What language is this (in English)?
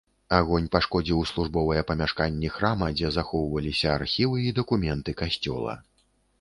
Belarusian